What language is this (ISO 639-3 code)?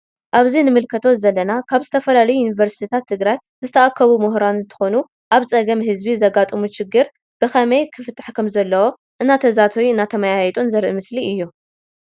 tir